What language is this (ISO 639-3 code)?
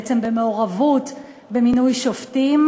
heb